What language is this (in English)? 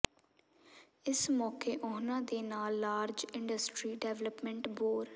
Punjabi